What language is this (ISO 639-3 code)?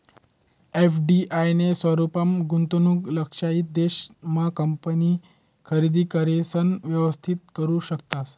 mar